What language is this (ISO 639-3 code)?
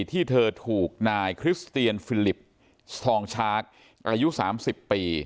tha